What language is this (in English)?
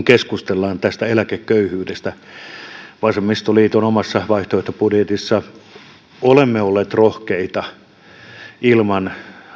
Finnish